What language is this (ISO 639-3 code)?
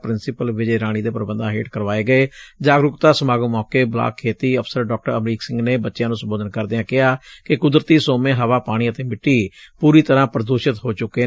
pan